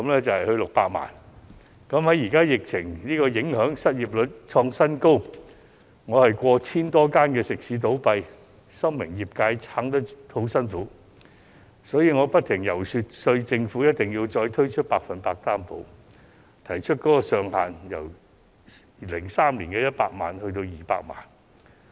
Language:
Cantonese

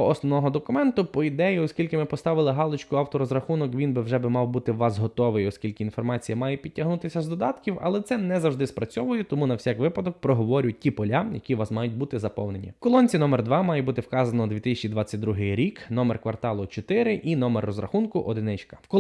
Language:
Ukrainian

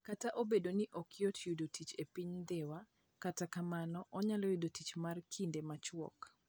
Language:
Luo (Kenya and Tanzania)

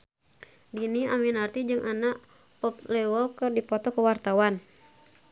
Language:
Sundanese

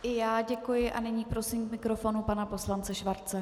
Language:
Czech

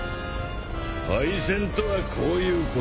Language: Japanese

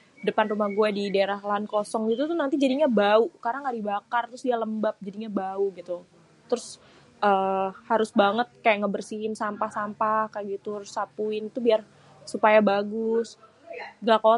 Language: Betawi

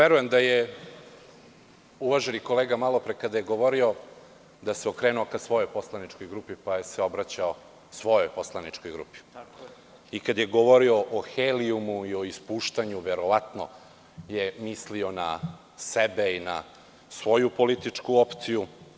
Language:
Serbian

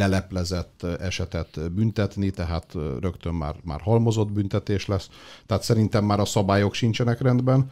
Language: Hungarian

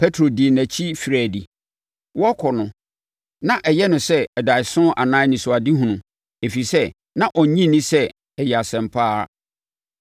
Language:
Akan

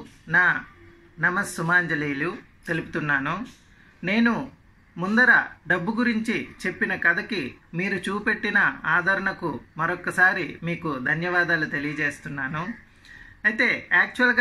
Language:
Indonesian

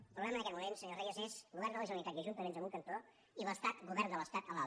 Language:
Catalan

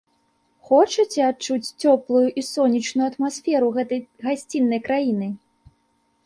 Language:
Belarusian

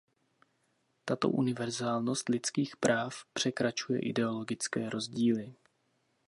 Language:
Czech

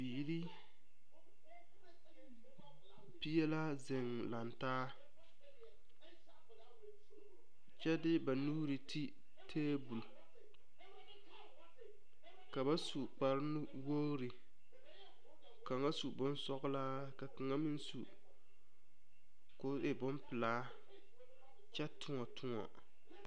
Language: Southern Dagaare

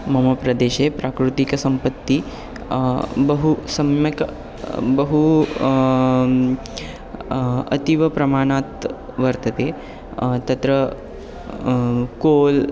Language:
Sanskrit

